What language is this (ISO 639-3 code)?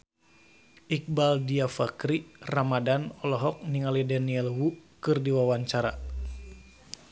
sun